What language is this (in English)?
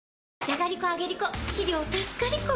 Japanese